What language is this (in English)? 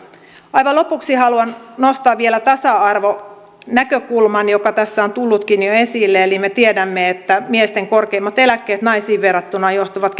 Finnish